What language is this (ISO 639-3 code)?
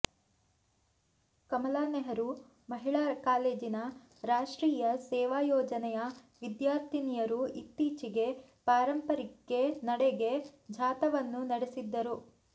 kan